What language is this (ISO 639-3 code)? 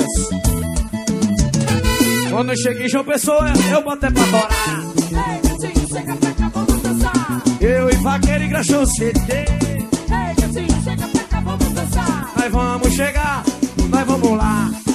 por